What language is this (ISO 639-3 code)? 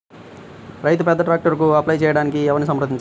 tel